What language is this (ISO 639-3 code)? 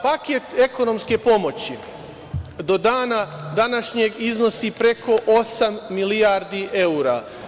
srp